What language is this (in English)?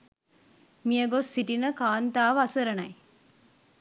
Sinhala